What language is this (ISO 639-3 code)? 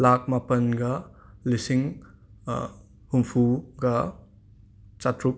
mni